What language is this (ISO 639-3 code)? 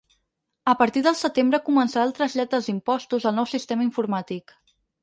cat